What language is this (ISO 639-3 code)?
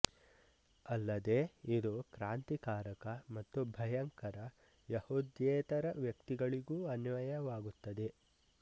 kan